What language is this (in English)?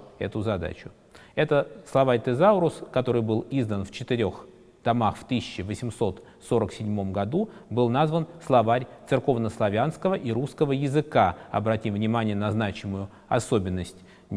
Russian